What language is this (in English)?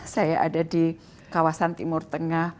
Indonesian